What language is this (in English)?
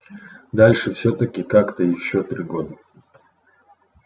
Russian